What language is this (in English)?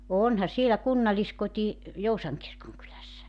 Finnish